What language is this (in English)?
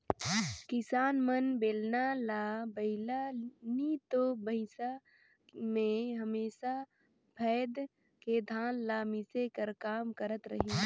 Chhattisgarhi